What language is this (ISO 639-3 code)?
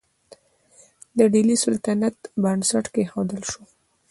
pus